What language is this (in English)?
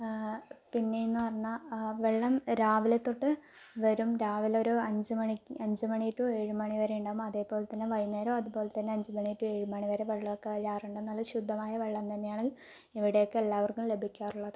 Malayalam